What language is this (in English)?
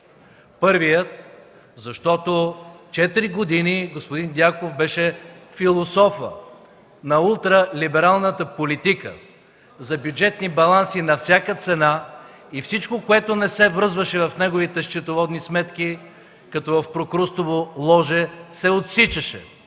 Bulgarian